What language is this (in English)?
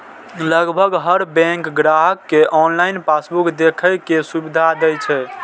Maithili